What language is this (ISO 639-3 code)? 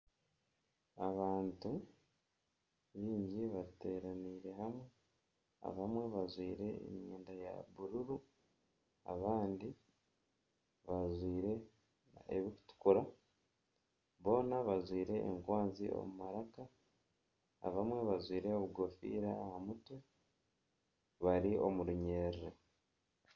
nyn